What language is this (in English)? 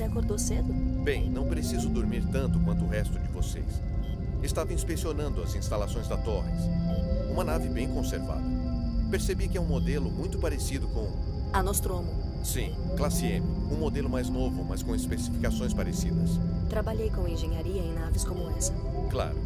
Portuguese